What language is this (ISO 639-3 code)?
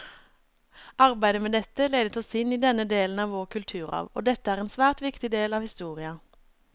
nor